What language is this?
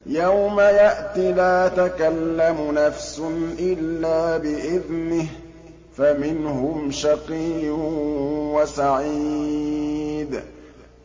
Arabic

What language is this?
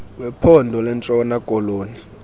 Xhosa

